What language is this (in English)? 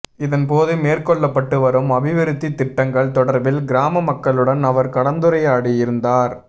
Tamil